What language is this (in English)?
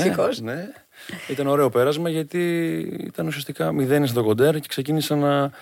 Greek